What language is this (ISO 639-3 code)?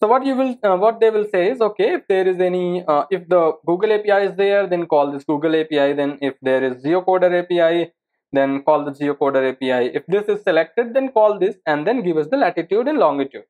eng